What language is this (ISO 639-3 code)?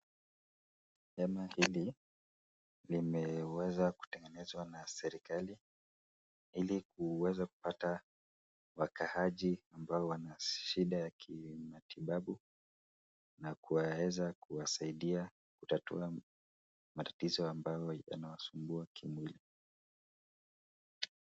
swa